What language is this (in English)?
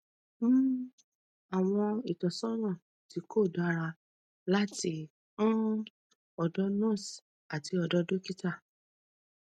Yoruba